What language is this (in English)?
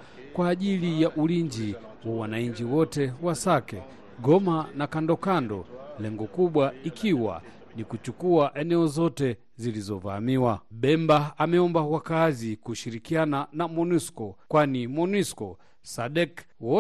Swahili